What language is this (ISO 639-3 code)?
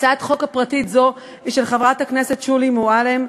heb